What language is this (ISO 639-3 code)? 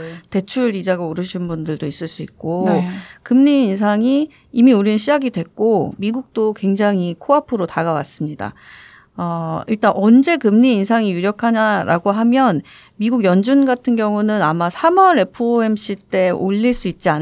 kor